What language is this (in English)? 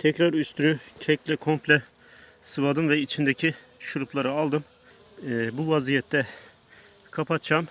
Turkish